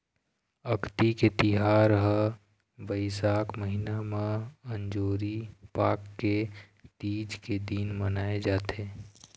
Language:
Chhattisgarhi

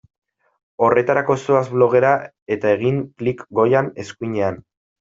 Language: Basque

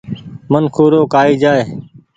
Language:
Goaria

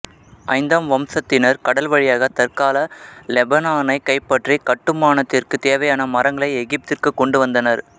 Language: Tamil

